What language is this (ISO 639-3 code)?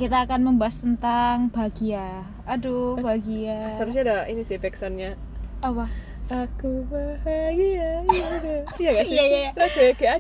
ind